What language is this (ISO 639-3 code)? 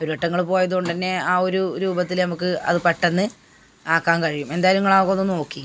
mal